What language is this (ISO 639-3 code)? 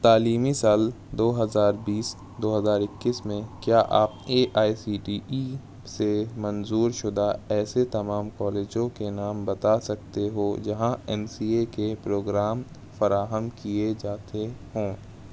urd